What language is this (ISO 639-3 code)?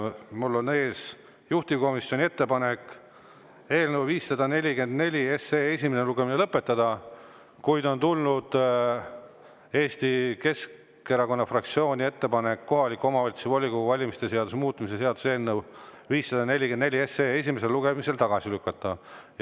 est